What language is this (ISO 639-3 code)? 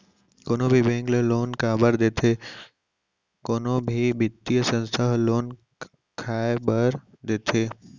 hne